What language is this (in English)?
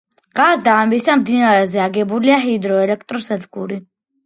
Georgian